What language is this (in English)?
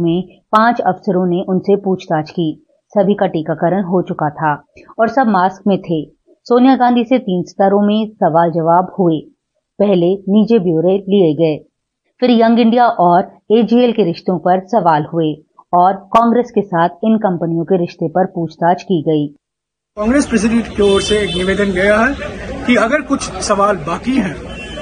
Hindi